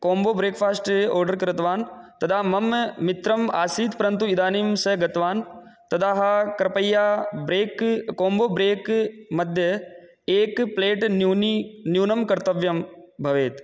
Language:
Sanskrit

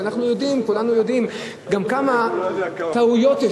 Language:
Hebrew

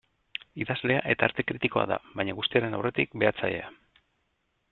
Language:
Basque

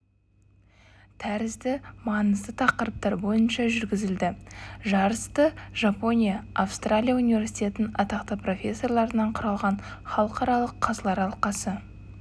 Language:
Kazakh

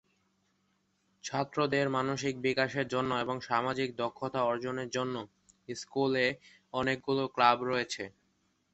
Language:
Bangla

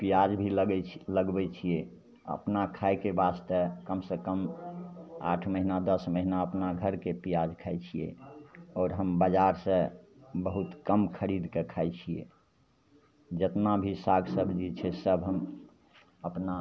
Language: Maithili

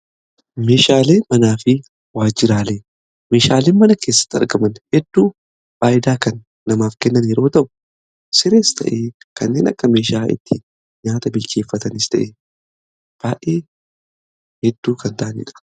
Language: Oromo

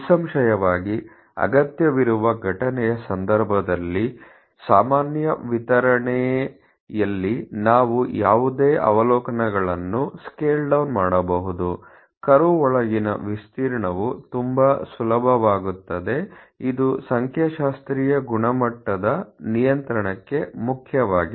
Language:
Kannada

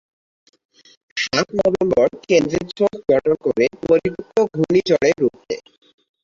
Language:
Bangla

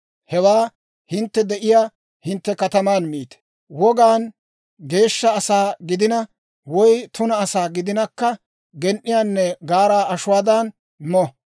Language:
Dawro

